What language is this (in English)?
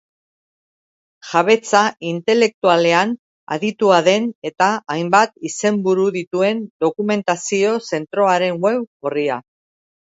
Basque